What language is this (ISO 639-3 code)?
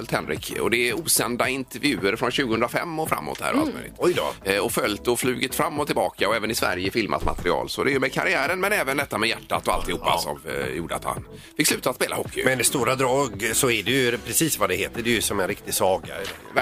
swe